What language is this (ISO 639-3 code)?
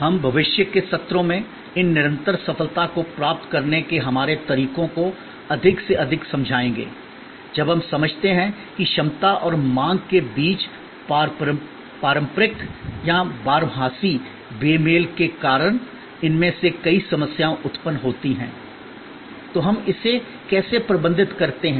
hin